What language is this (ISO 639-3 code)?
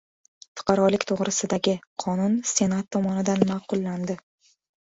uzb